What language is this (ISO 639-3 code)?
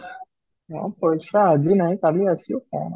ori